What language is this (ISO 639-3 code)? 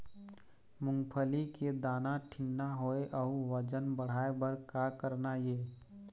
hne